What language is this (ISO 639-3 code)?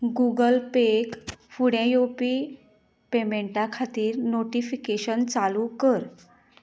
kok